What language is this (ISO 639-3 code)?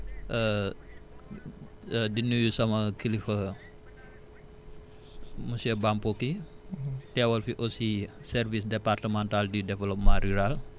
wol